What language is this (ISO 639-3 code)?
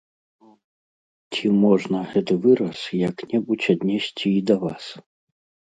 bel